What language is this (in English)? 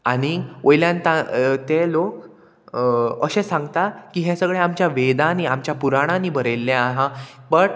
Konkani